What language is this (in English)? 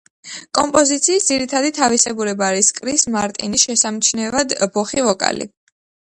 Georgian